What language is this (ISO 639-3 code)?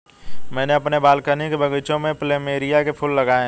hin